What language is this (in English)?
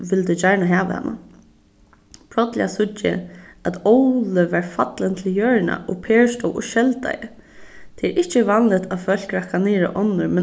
Faroese